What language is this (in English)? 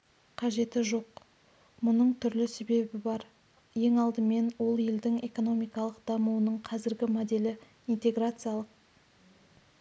Kazakh